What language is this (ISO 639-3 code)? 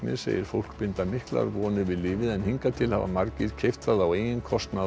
isl